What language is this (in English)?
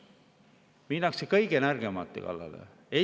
Estonian